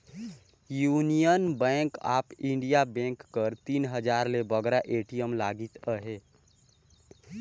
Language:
Chhattisgarhi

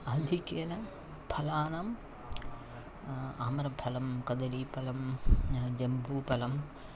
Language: Sanskrit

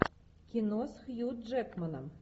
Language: Russian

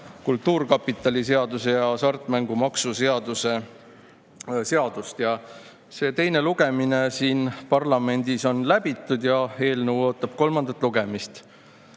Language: Estonian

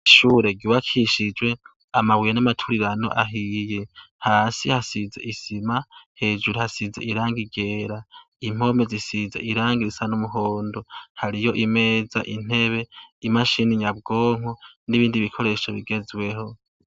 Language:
Rundi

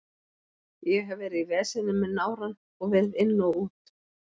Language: Icelandic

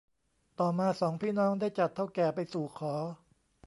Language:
Thai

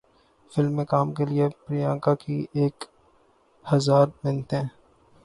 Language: Urdu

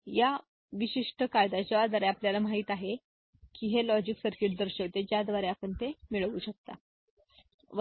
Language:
Marathi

